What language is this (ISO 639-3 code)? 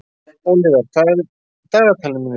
isl